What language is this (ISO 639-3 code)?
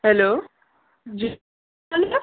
snd